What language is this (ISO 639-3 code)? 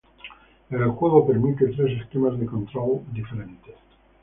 spa